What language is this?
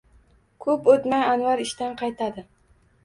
Uzbek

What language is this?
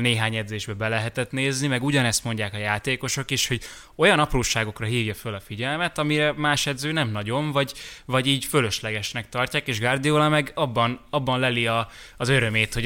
Hungarian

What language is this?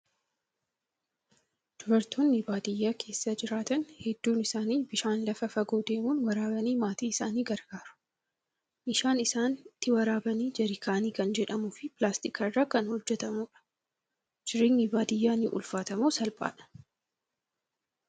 Oromo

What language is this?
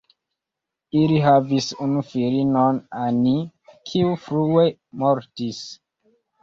Esperanto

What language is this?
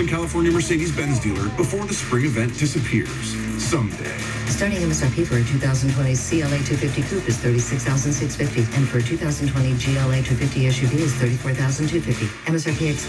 English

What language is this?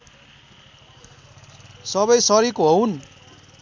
Nepali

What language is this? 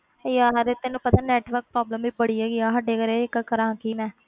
Punjabi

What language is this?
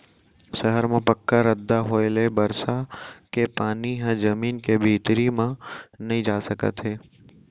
Chhattisgarhi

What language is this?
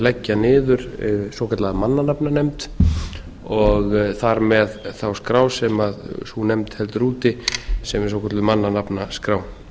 Icelandic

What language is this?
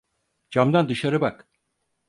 Turkish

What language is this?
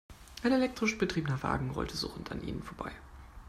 German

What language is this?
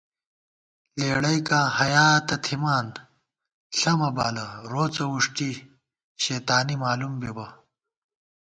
Gawar-Bati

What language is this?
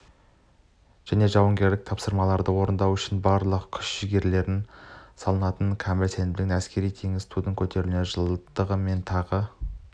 Kazakh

